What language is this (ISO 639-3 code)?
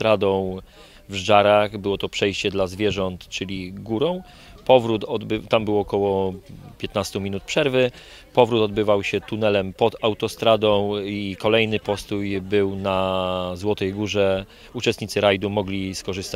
pol